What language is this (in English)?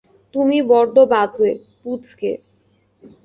Bangla